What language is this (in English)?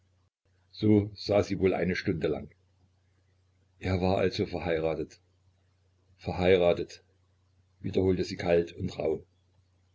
German